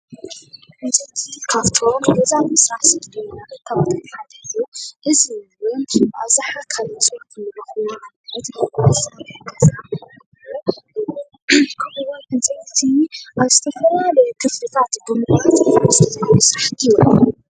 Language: Tigrinya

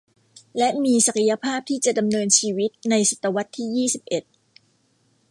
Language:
Thai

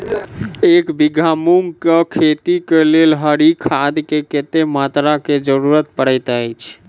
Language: Maithili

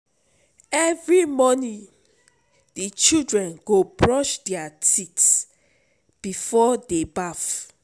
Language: Nigerian Pidgin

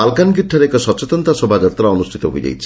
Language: Odia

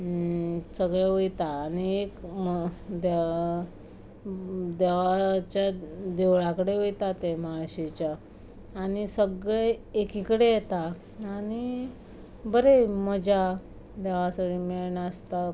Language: Konkani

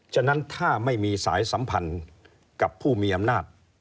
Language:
Thai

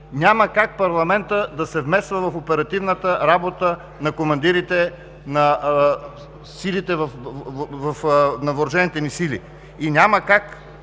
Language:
Bulgarian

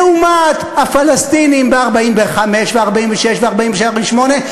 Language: Hebrew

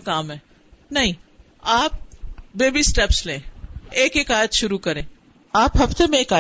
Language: Urdu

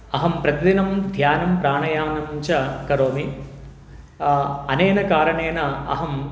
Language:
Sanskrit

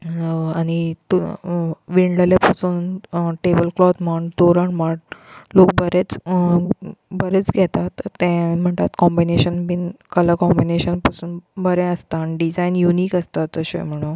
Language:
Konkani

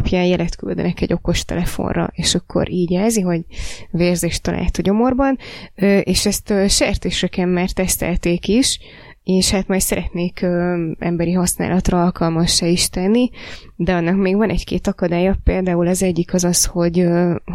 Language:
Hungarian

